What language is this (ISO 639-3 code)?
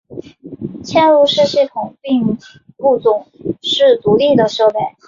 zho